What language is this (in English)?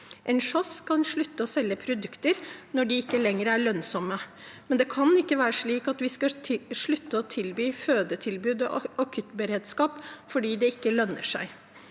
Norwegian